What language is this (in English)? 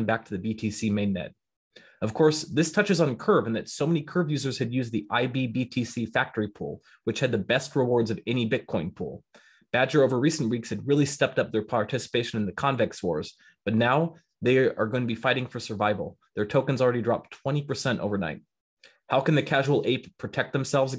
English